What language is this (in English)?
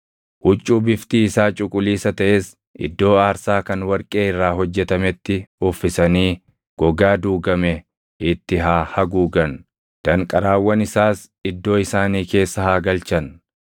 Oromo